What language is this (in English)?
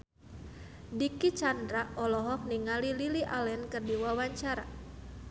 Sundanese